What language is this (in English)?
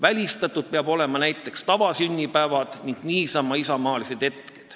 Estonian